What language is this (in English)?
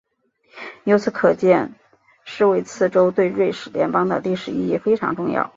Chinese